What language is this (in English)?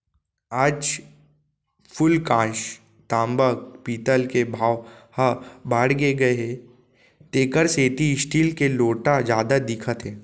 Chhattisgarhi